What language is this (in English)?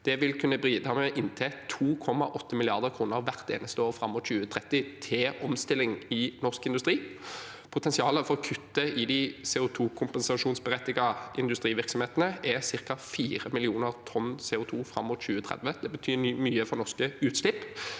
Norwegian